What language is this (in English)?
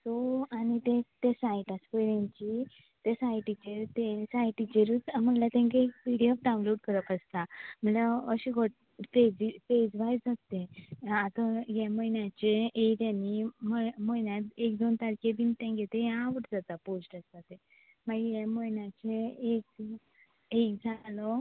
Konkani